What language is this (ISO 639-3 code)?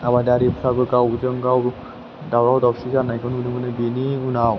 brx